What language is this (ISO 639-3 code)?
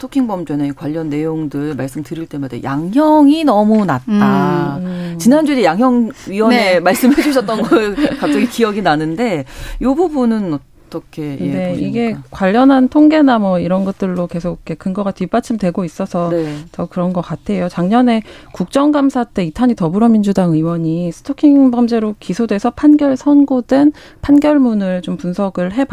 kor